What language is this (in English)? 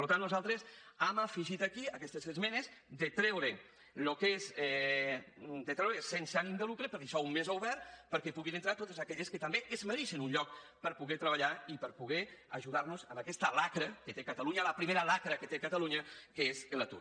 Catalan